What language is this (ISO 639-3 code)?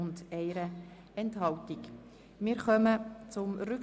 gsw